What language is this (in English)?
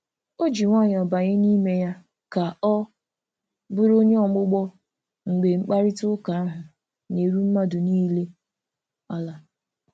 Igbo